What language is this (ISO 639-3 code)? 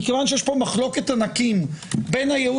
heb